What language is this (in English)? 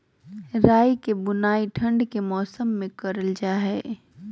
Magahi